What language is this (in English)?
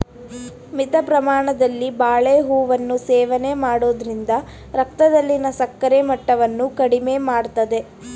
Kannada